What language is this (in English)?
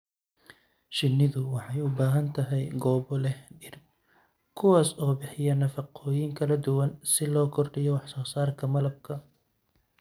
Somali